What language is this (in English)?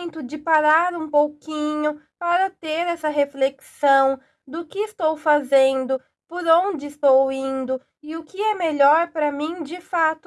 Portuguese